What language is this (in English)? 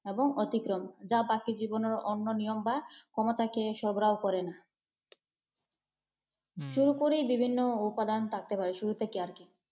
Bangla